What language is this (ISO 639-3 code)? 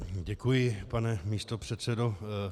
ces